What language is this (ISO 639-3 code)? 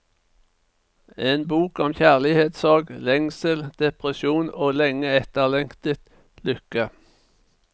nor